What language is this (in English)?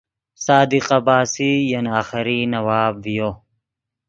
Yidgha